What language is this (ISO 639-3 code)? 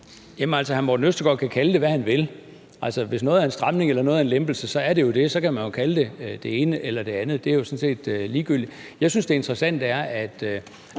dan